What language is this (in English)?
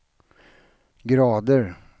Swedish